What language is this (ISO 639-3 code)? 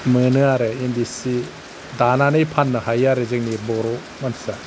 brx